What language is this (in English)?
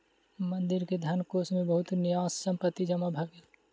Maithili